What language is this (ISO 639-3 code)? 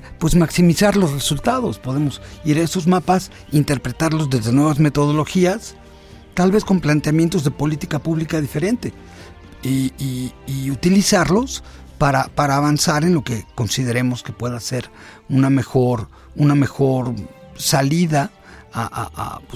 spa